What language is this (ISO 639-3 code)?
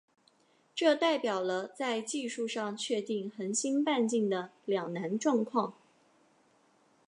zho